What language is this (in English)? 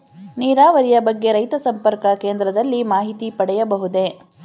Kannada